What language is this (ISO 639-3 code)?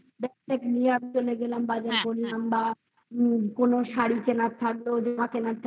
ben